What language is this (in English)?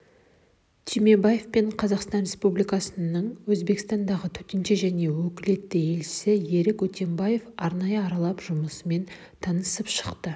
Kazakh